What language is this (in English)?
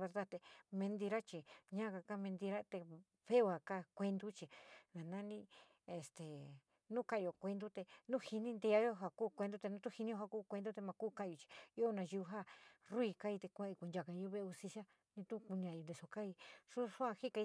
San Miguel El Grande Mixtec